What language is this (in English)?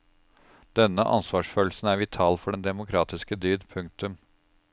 Norwegian